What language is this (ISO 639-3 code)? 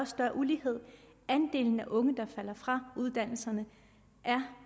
dan